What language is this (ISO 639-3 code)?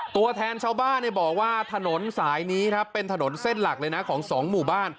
tha